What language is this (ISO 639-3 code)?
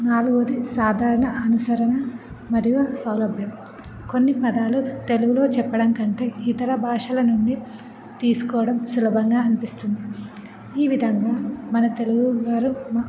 tel